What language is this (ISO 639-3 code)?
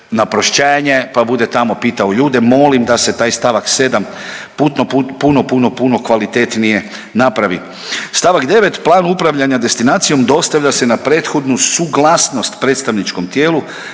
hrv